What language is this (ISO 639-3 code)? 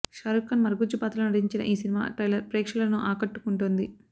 tel